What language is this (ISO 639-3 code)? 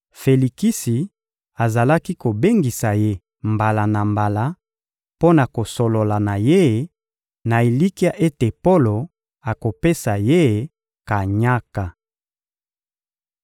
lin